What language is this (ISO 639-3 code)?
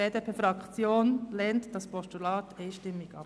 gsw